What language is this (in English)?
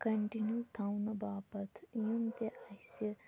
Kashmiri